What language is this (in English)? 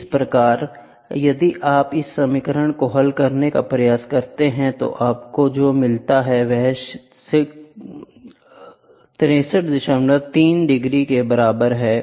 Hindi